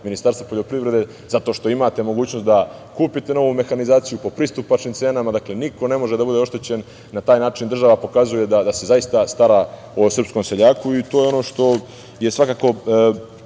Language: Serbian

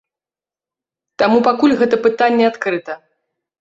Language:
Belarusian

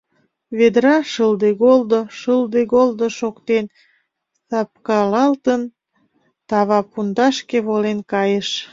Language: Mari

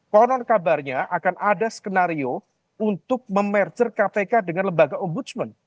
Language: Indonesian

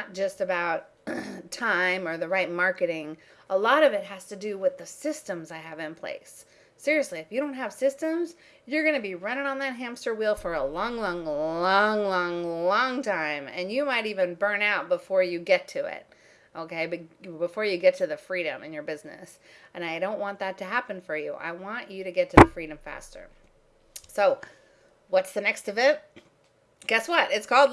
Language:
English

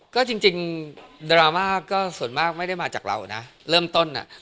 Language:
Thai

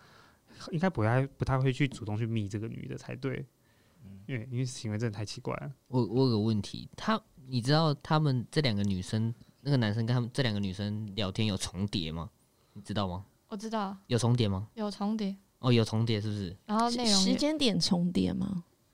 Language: Chinese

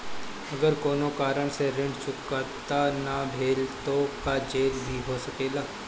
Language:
Bhojpuri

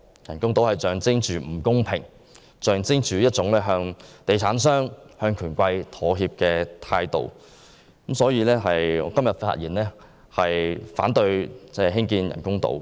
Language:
Cantonese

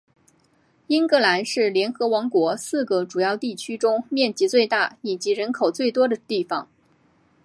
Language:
Chinese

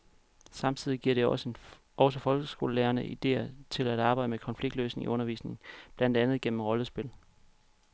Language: Danish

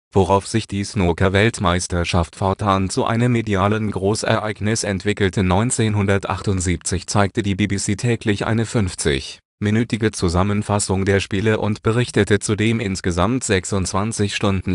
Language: German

